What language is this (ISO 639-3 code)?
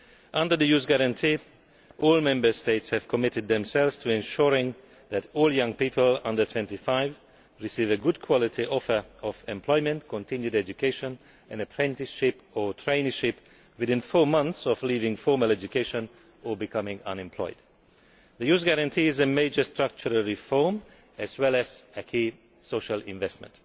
eng